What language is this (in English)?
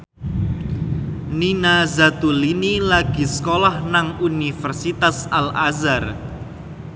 Javanese